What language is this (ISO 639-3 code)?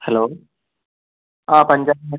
mal